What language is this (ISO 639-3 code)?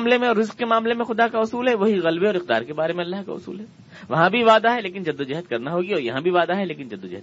urd